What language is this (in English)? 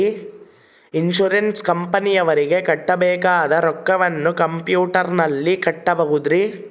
Kannada